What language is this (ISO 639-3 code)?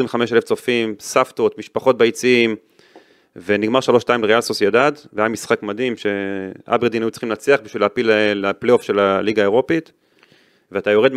heb